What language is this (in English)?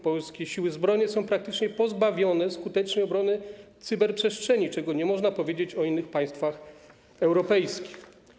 Polish